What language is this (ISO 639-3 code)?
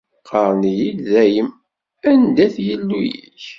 kab